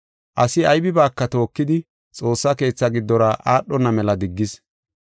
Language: Gofa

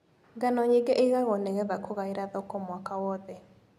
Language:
Kikuyu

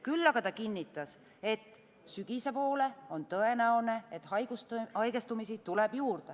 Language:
Estonian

